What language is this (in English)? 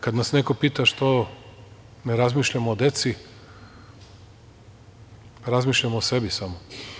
Serbian